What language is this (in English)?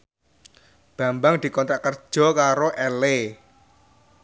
Javanese